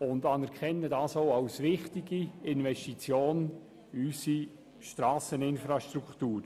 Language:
Swiss German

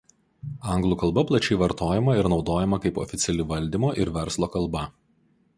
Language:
Lithuanian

